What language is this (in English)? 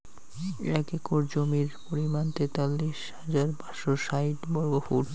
Bangla